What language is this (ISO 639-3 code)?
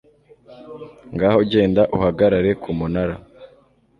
kin